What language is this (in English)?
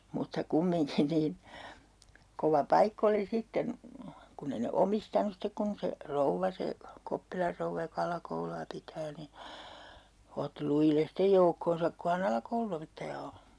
Finnish